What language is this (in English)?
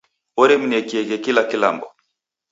Taita